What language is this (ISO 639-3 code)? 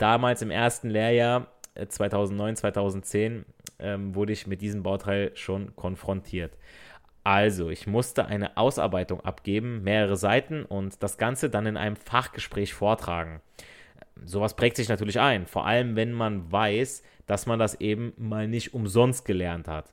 deu